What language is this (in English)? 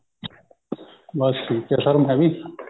Punjabi